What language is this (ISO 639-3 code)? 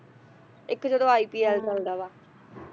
pan